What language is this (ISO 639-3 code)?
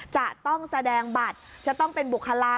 tha